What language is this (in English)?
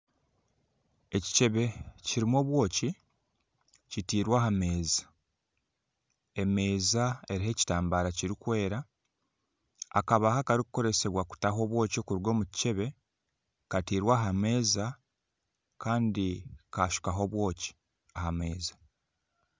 Nyankole